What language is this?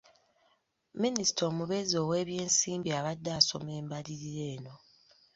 Ganda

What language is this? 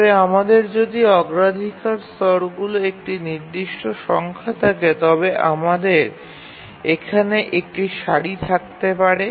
Bangla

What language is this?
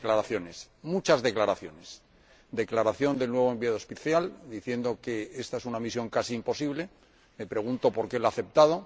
Spanish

